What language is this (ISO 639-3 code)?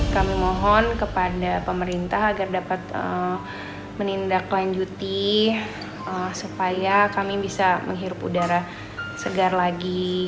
ind